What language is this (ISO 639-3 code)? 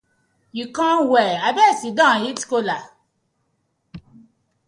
pcm